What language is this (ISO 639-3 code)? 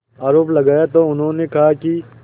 hin